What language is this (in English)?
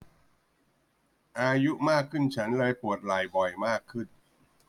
Thai